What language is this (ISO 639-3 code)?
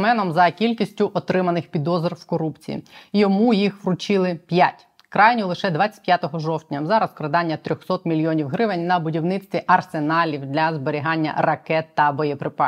ukr